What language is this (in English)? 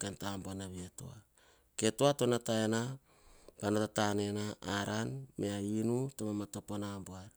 Hahon